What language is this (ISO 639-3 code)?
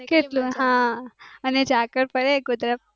guj